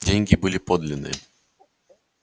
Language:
Russian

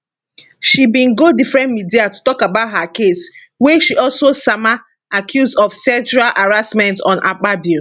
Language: Nigerian Pidgin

